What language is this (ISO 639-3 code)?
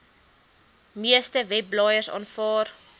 afr